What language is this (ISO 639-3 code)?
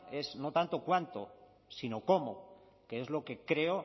spa